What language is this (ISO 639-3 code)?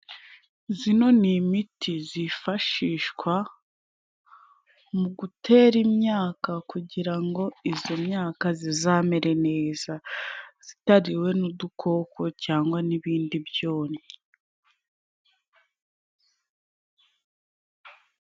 kin